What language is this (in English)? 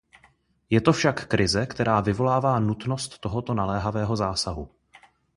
Czech